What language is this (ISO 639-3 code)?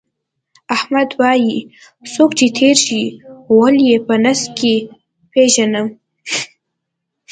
pus